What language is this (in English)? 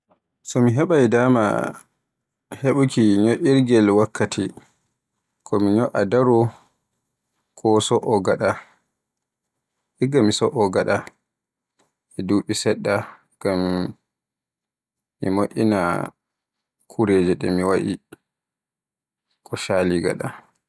Borgu Fulfulde